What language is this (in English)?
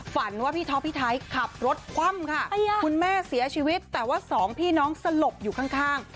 Thai